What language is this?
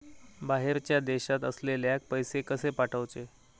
Marathi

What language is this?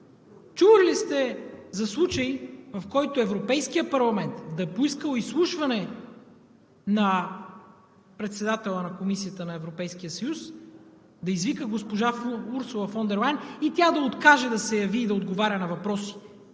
Bulgarian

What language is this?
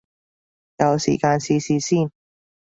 Cantonese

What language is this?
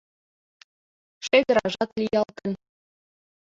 Mari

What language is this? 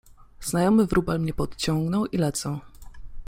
Polish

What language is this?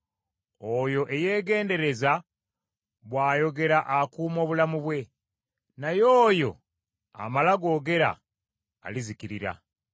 Ganda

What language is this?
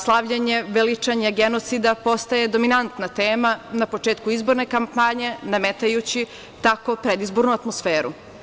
Serbian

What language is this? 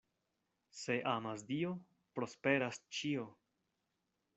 Esperanto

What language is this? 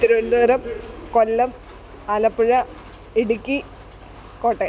Malayalam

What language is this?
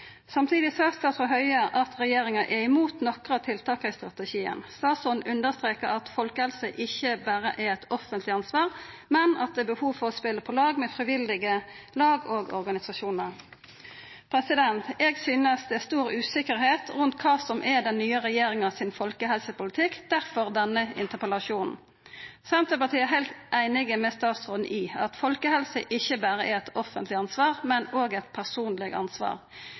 Norwegian Nynorsk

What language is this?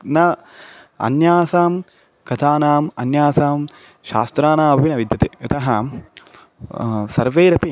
Sanskrit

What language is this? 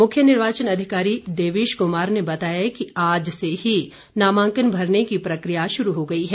Hindi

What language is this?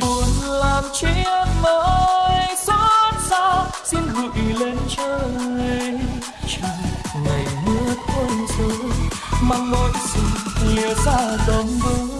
Vietnamese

